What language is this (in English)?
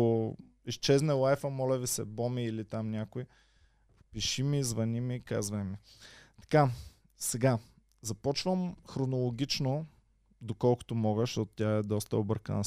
Bulgarian